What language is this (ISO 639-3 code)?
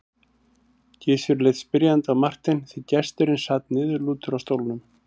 isl